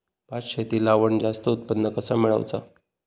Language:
Marathi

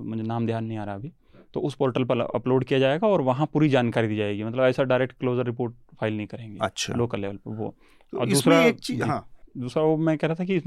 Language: Hindi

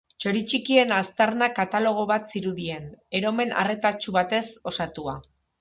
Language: Basque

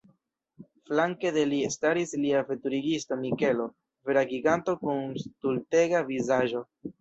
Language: Esperanto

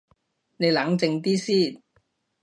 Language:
Cantonese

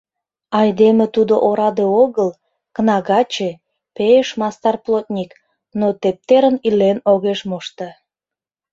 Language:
Mari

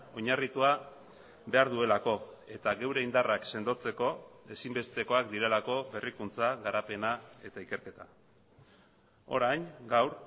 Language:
Basque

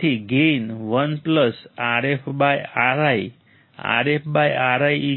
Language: Gujarati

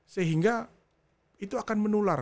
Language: Indonesian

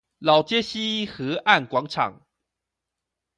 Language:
Chinese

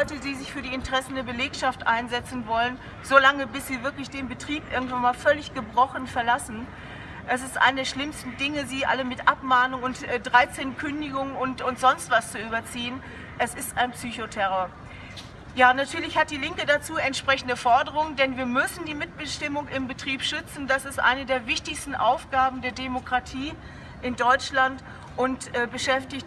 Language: German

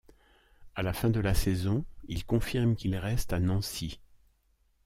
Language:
French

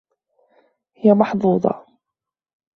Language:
Arabic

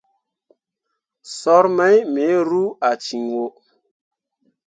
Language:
Mundang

